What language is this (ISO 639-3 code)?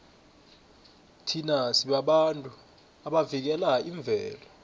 nbl